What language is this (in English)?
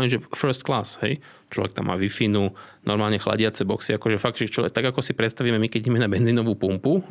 Slovak